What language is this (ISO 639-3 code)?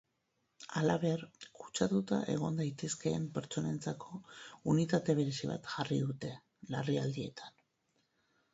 eus